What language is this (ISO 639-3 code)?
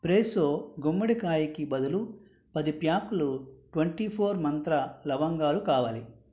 tel